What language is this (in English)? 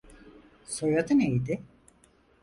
Turkish